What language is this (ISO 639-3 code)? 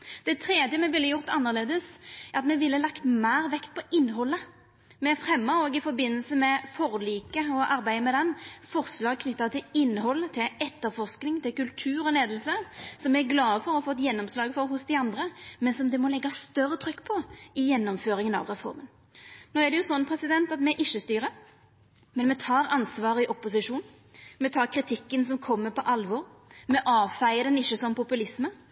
nno